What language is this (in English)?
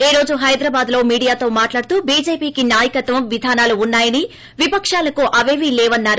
Telugu